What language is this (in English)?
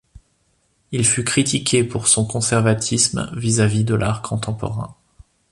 French